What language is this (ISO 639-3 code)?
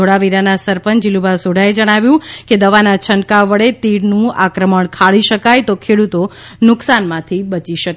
guj